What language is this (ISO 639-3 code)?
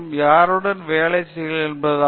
tam